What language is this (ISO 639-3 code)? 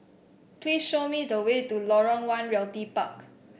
eng